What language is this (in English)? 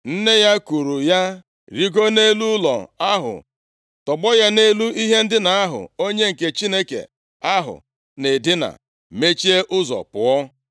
Igbo